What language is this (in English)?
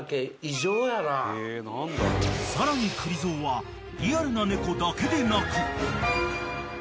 Japanese